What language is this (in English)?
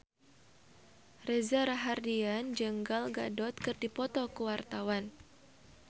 Sundanese